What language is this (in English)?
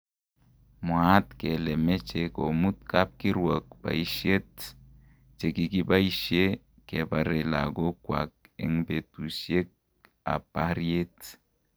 Kalenjin